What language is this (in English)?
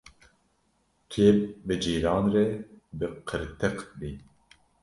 Kurdish